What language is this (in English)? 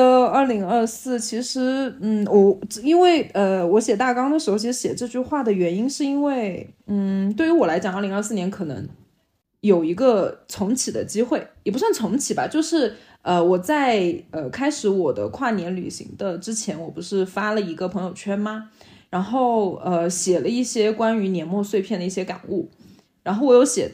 Chinese